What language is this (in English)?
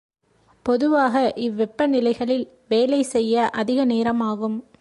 Tamil